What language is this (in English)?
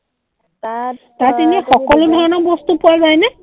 Assamese